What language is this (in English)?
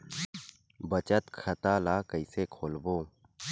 Chhattisgarhi